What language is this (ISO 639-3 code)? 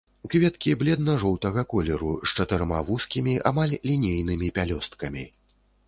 bel